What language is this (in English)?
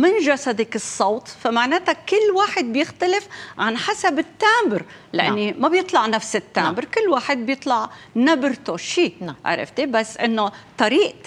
Arabic